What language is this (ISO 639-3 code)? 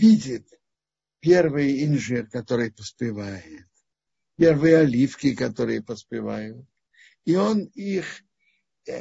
rus